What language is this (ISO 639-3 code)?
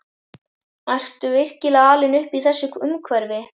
isl